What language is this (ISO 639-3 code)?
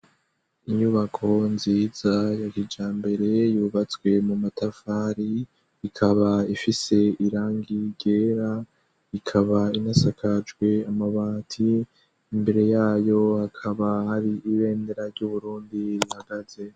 run